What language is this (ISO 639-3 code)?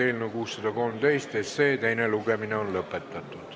est